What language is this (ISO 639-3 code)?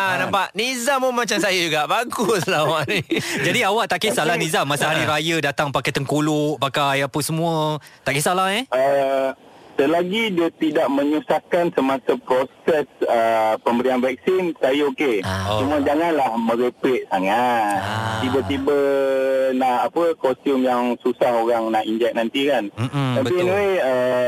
msa